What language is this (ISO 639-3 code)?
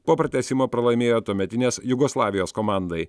lit